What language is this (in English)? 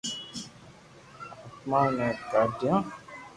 Loarki